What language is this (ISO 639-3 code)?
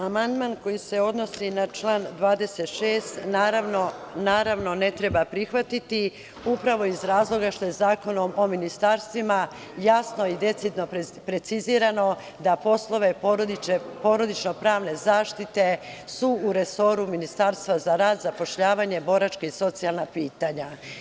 srp